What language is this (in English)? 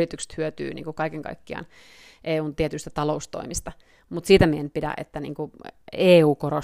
Finnish